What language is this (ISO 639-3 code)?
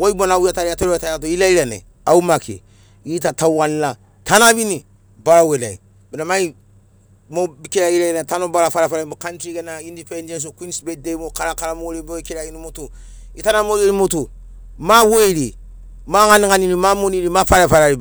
snc